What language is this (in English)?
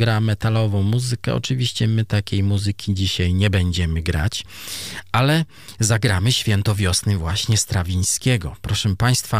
Polish